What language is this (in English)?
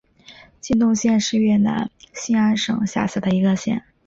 Chinese